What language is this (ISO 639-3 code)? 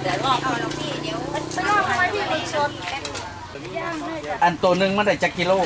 tha